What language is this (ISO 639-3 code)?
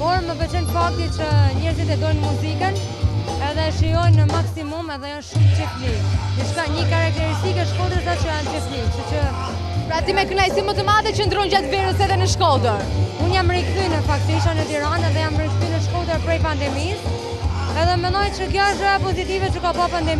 tur